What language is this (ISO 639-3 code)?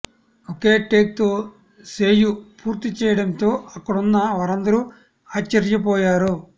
tel